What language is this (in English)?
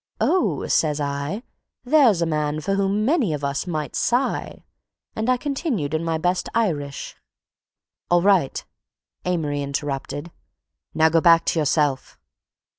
English